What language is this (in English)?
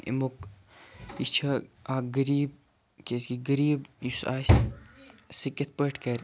Kashmiri